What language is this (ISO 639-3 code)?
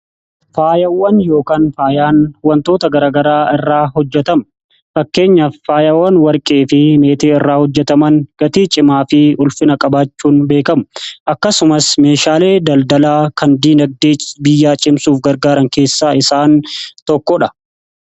orm